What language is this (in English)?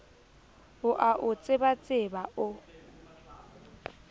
Southern Sotho